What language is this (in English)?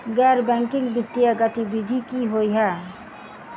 Maithili